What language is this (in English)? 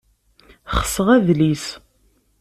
Kabyle